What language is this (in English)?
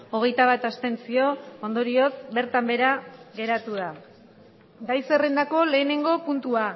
Basque